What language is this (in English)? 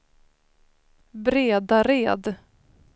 Swedish